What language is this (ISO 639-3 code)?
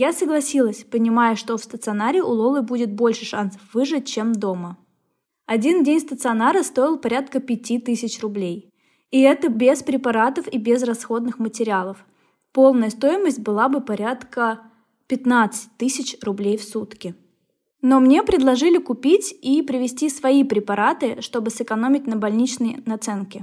rus